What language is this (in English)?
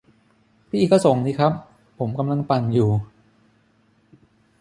Thai